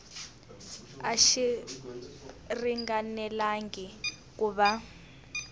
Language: Tsonga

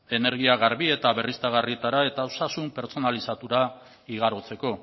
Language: Basque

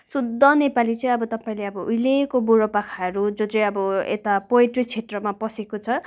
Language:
Nepali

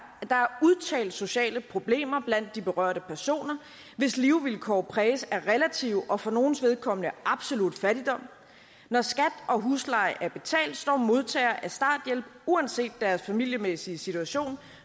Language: Danish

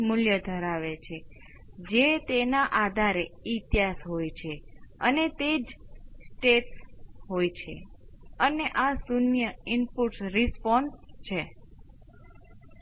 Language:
Gujarati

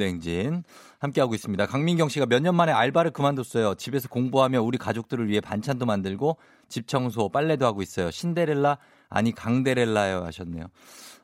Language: Korean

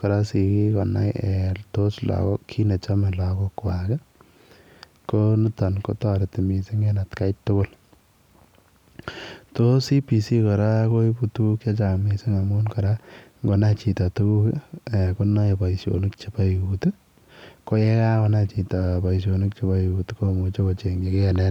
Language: Kalenjin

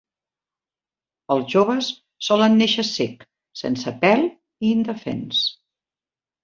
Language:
Catalan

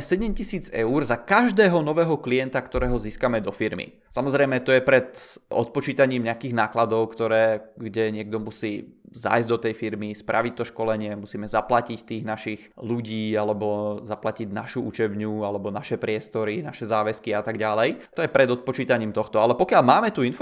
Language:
Czech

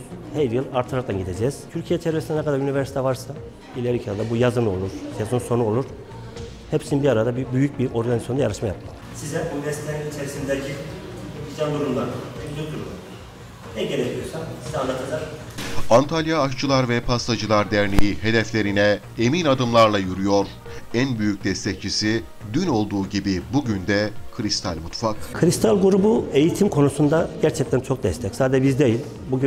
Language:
Turkish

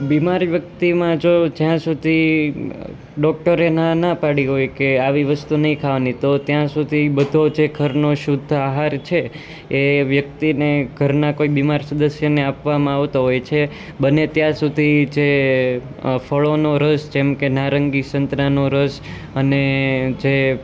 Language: Gujarati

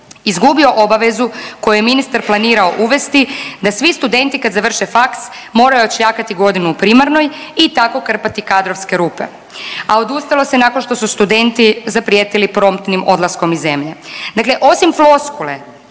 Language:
Croatian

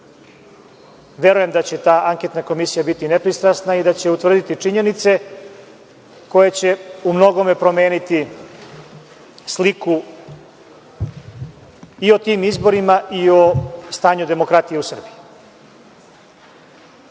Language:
Serbian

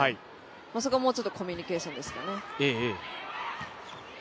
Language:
Japanese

